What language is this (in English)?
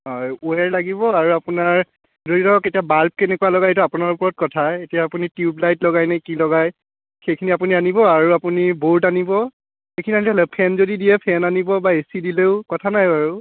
Assamese